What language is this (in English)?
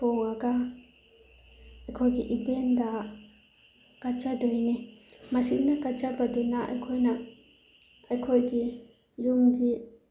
Manipuri